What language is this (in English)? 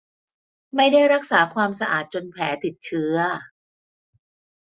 Thai